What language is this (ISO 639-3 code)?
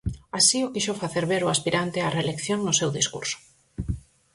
glg